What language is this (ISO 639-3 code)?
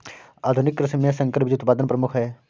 hin